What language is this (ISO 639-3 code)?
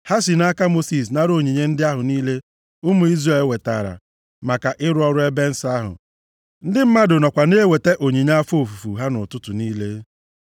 ibo